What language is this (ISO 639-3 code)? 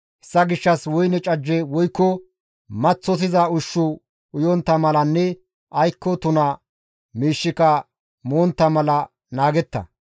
gmv